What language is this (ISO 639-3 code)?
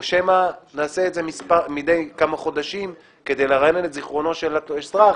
heb